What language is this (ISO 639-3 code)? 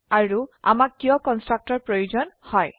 asm